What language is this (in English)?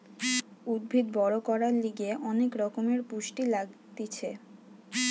Bangla